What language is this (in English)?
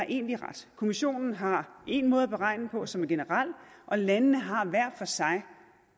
Danish